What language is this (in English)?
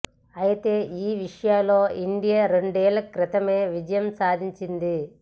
Telugu